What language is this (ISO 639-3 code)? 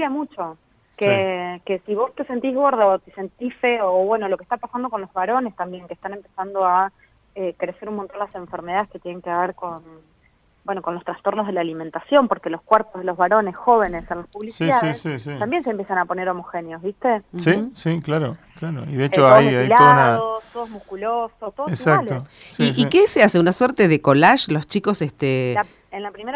spa